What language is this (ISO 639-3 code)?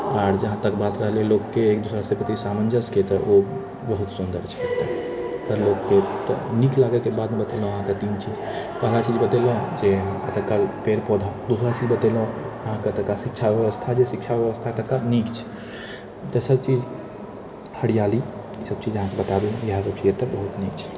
mai